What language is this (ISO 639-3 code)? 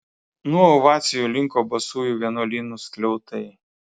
lit